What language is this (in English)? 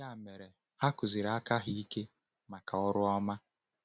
Igbo